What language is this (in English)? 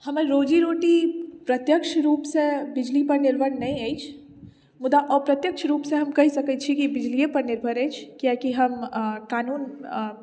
Maithili